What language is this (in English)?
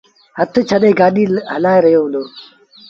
Sindhi Bhil